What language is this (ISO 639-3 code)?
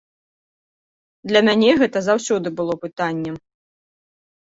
bel